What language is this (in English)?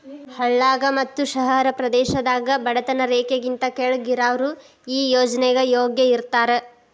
Kannada